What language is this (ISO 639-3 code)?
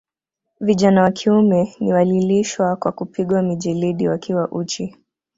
swa